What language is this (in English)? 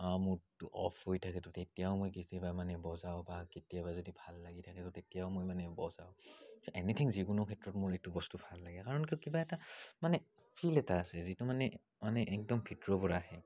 Assamese